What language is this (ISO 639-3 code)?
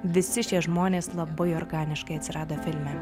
lit